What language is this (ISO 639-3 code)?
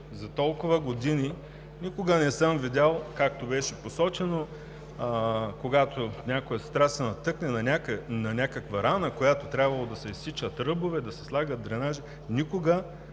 bul